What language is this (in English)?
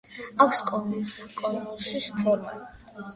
Georgian